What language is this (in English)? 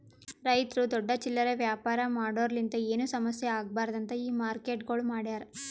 Kannada